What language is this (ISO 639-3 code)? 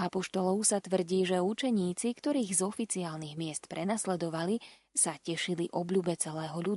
slk